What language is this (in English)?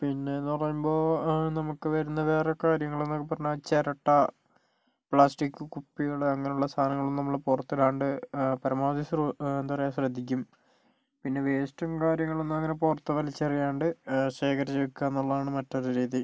Malayalam